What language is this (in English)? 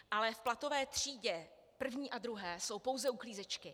Czech